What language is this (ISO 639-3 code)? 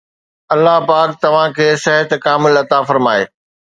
snd